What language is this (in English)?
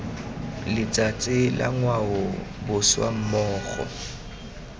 Tswana